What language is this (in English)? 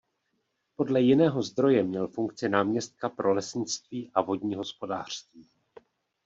Czech